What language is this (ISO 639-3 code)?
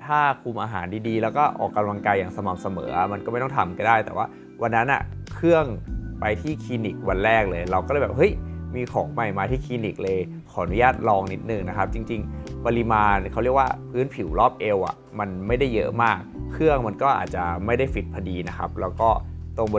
tha